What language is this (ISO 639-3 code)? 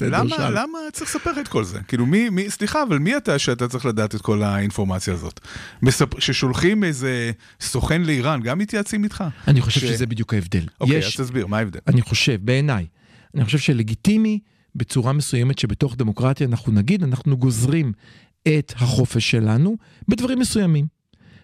heb